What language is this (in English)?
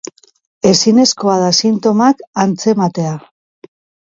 Basque